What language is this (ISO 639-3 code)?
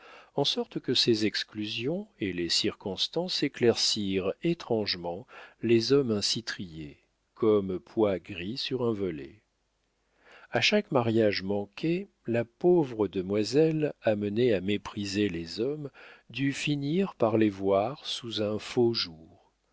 fra